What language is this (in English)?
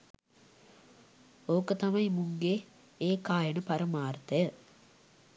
Sinhala